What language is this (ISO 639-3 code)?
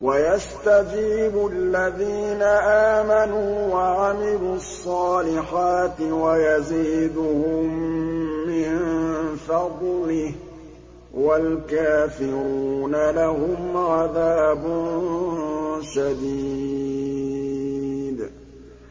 ara